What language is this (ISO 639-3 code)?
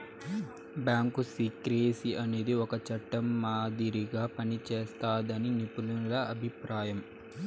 tel